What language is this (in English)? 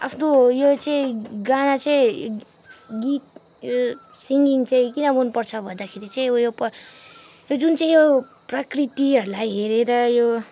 Nepali